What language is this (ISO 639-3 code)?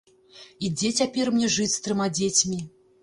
bel